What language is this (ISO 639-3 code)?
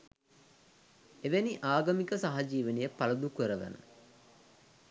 sin